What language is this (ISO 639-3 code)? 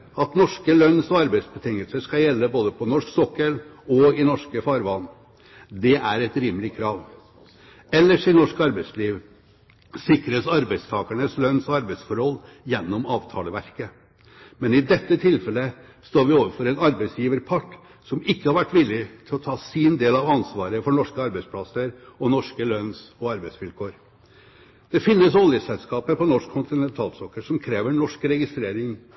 nob